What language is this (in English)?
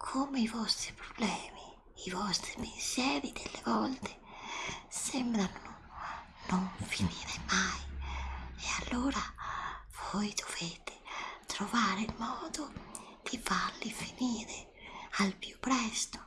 Italian